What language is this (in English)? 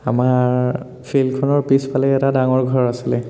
Assamese